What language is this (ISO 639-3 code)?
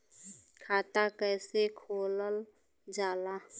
bho